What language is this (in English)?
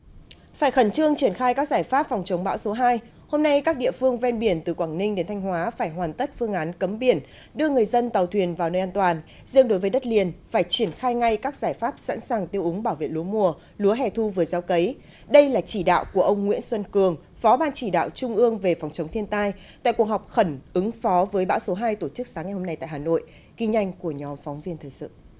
Vietnamese